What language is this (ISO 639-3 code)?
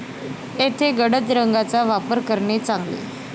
mar